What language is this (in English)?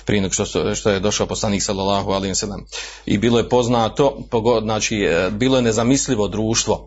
Croatian